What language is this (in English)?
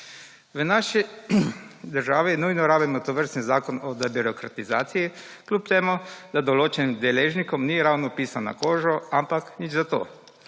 Slovenian